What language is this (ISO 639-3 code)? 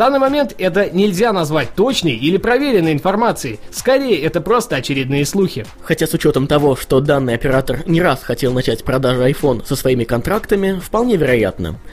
rus